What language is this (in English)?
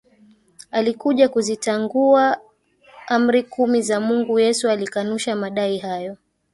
Swahili